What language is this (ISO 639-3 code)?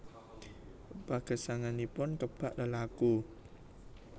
jav